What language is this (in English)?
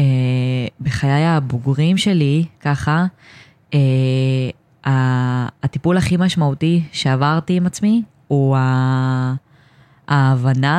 Hebrew